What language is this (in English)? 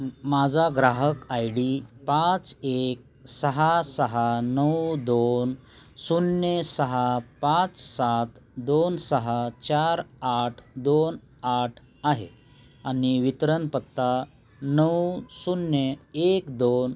Marathi